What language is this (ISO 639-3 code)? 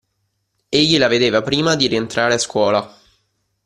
ita